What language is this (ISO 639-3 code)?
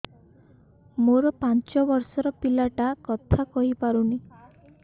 ori